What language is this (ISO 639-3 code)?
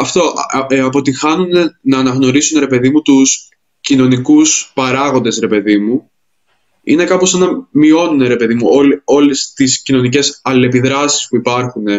ell